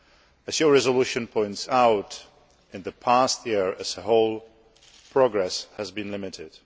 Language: English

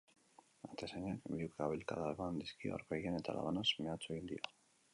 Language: Basque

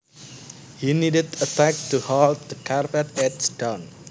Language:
Javanese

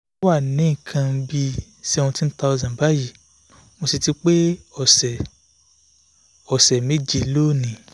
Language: Yoruba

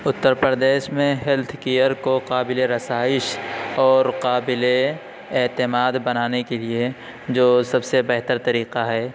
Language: Urdu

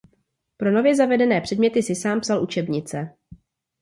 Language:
Czech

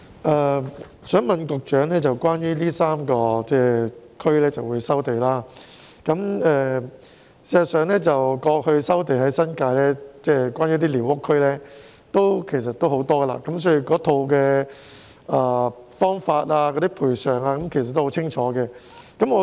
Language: Cantonese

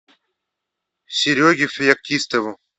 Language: Russian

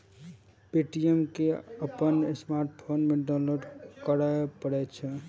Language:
Maithili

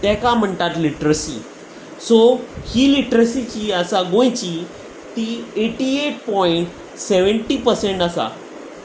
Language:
Konkani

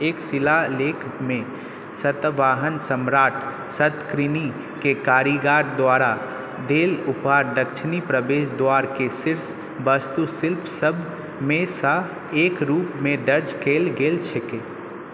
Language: Maithili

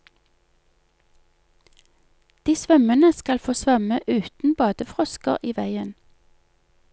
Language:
Norwegian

